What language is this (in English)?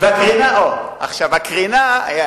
Hebrew